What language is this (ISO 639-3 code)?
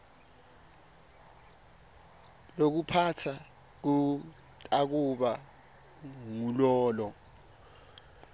ssw